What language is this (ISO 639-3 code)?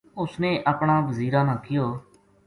gju